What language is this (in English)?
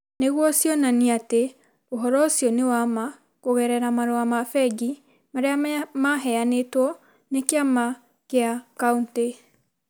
Kikuyu